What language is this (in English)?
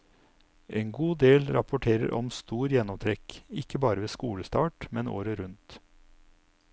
Norwegian